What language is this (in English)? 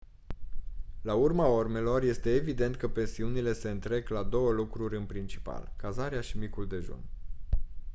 Romanian